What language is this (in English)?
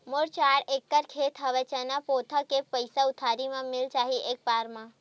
Chhattisgarhi